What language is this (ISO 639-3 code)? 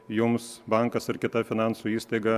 lit